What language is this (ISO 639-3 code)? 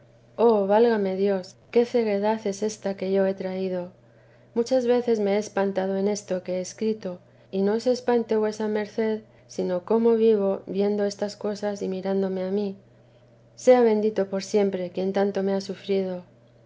spa